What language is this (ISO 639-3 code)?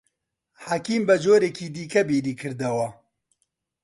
ckb